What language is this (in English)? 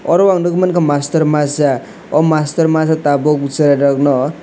Kok Borok